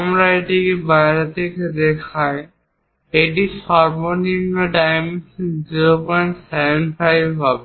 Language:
Bangla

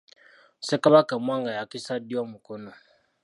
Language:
Ganda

